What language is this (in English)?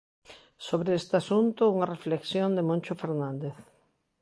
Galician